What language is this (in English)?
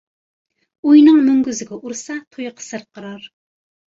Uyghur